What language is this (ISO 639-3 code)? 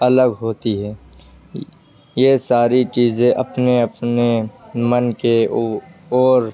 urd